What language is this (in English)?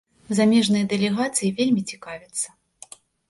Belarusian